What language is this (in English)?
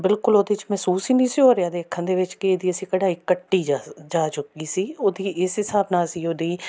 Punjabi